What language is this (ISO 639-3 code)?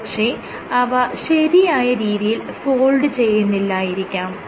mal